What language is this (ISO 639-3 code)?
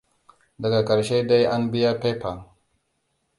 hau